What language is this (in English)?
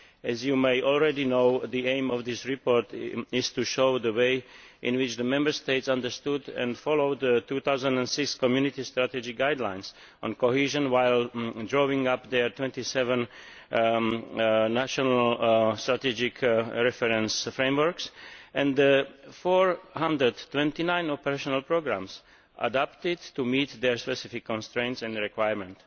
English